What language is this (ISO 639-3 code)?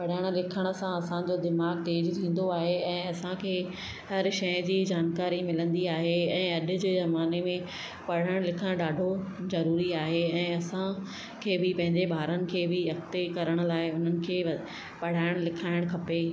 snd